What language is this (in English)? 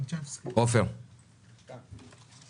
Hebrew